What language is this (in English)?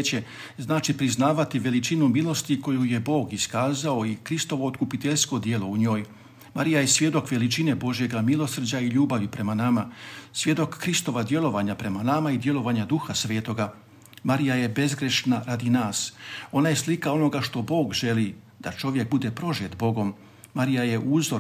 Croatian